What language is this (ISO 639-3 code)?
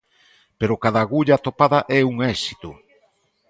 glg